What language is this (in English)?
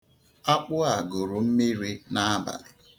Igbo